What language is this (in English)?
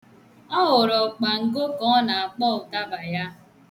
Igbo